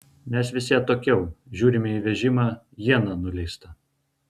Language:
Lithuanian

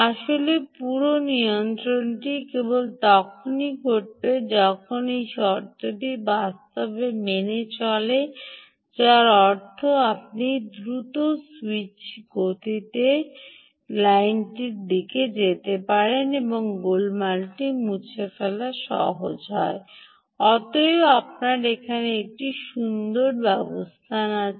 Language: Bangla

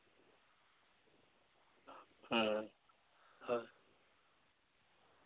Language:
Santali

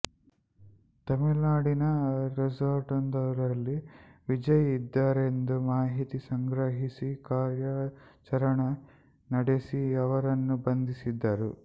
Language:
Kannada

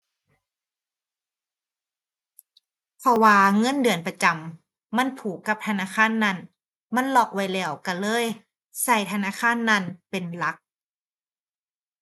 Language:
Thai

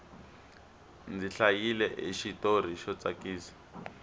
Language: Tsonga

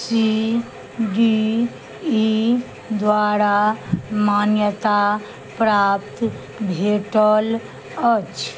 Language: Maithili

